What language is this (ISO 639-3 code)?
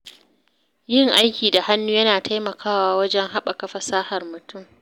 hau